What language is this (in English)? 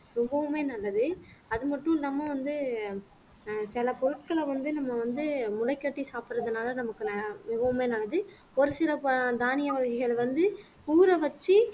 Tamil